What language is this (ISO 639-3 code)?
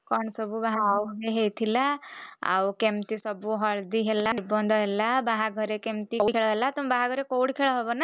ori